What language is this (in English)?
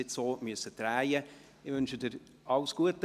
Swiss German